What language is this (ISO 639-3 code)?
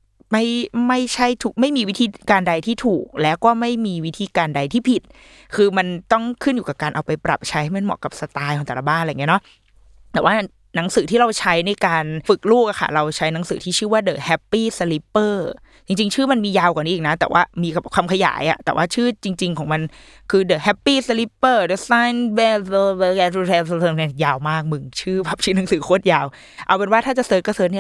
tha